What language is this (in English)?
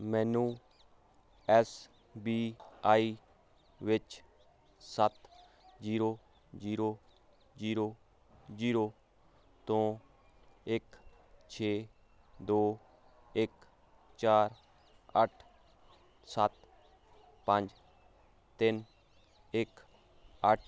Punjabi